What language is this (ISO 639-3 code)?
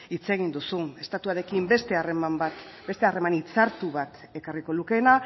eus